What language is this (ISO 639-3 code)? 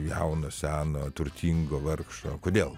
lit